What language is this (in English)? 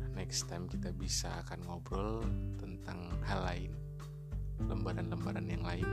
Indonesian